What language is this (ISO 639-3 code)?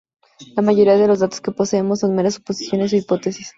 spa